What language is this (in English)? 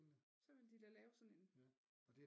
Danish